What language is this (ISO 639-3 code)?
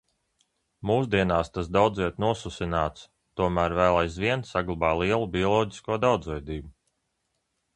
lav